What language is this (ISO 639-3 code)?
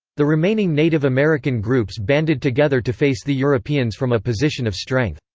eng